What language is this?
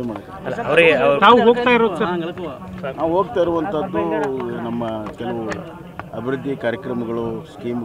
Arabic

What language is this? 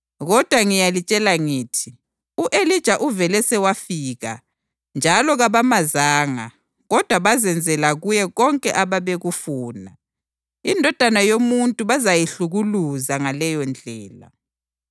North Ndebele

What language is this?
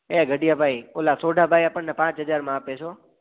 Gujarati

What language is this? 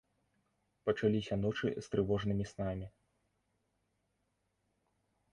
Belarusian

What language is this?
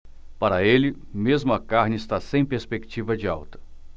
Portuguese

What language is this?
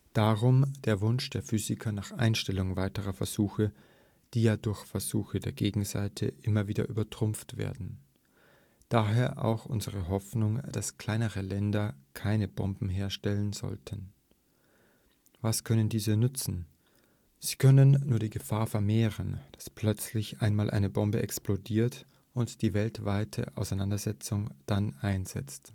German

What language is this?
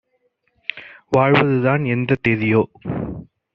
Tamil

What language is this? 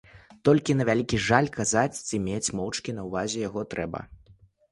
Belarusian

